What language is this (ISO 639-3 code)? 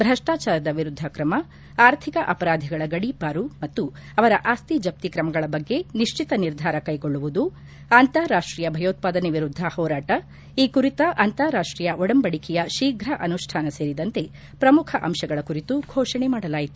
kan